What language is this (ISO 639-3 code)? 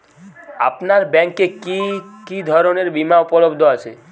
ben